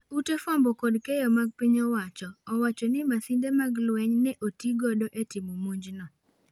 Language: Luo (Kenya and Tanzania)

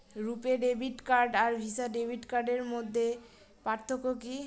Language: Bangla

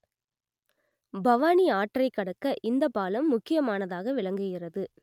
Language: Tamil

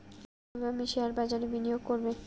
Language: Bangla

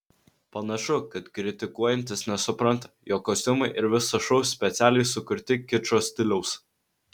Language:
Lithuanian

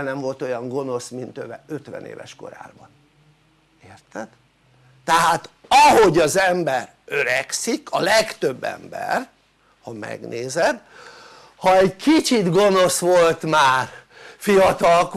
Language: Hungarian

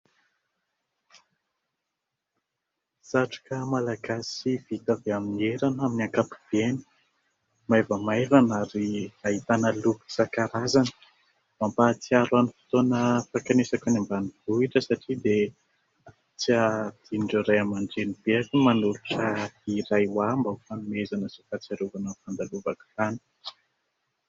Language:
Malagasy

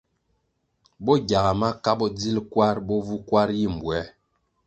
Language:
Kwasio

